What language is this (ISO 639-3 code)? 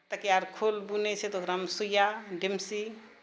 mai